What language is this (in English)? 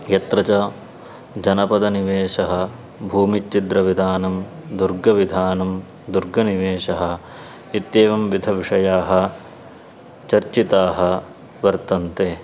Sanskrit